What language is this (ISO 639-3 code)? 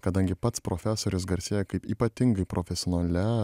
lit